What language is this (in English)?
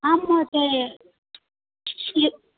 Sanskrit